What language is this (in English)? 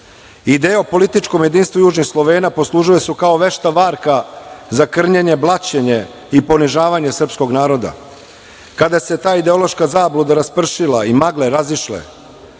Serbian